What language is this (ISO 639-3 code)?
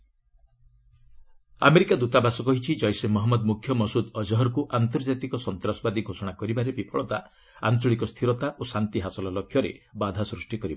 ori